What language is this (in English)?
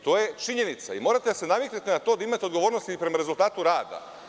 Serbian